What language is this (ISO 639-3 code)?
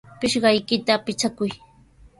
qws